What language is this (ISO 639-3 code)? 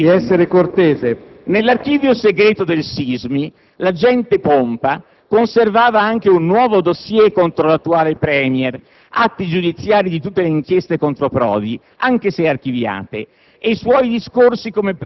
ita